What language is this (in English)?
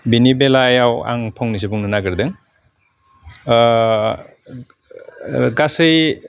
Bodo